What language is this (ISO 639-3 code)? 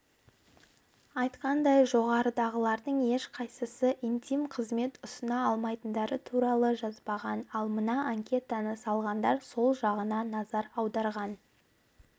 kaz